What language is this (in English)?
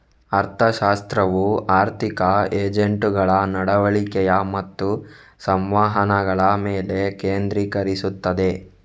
Kannada